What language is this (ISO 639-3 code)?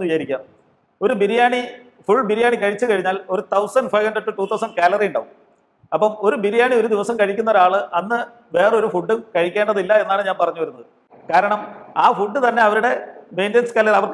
mal